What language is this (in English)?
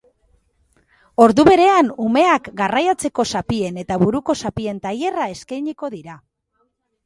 Basque